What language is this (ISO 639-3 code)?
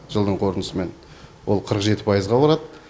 kaz